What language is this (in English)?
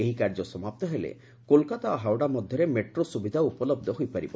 Odia